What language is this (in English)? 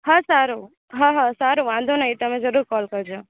Gujarati